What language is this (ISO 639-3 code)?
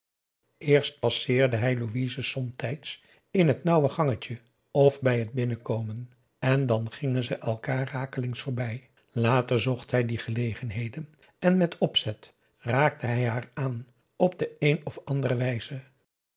nld